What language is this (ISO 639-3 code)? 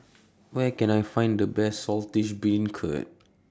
eng